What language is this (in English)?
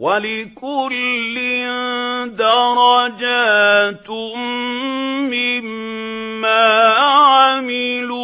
Arabic